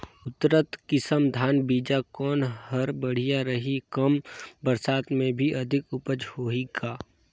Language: Chhattisgarhi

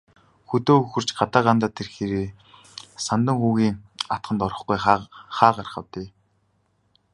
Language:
Mongolian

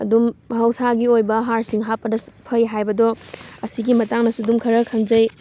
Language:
Manipuri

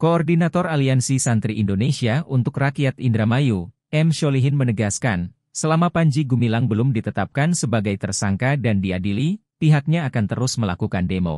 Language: Indonesian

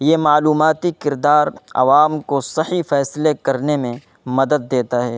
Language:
Urdu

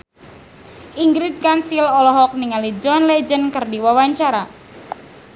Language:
Sundanese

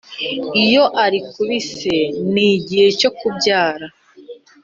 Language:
Kinyarwanda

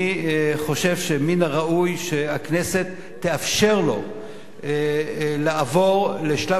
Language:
Hebrew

